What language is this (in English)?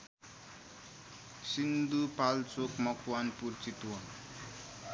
Nepali